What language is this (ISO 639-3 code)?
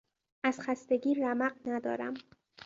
fas